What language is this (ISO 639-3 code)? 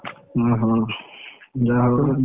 ori